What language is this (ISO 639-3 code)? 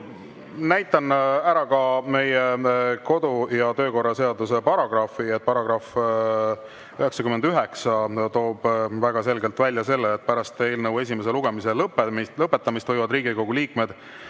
est